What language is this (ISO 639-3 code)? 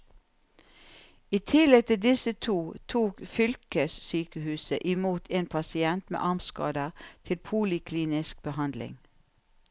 nor